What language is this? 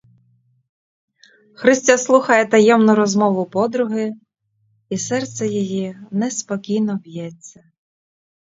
Ukrainian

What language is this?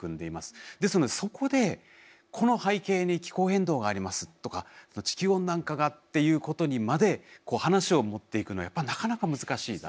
Japanese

